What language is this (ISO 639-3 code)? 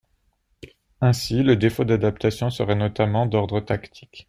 fra